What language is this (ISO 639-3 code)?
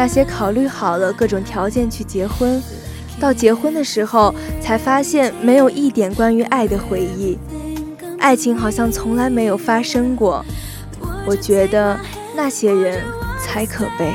zho